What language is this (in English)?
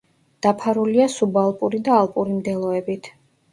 Georgian